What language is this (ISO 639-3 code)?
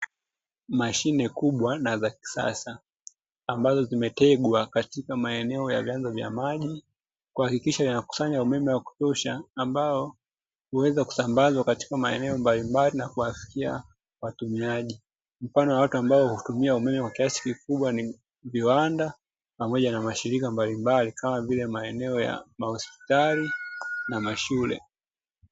swa